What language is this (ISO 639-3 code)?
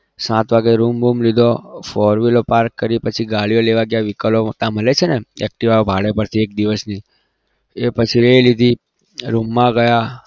guj